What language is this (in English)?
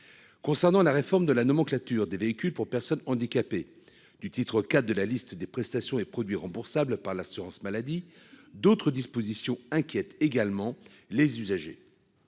French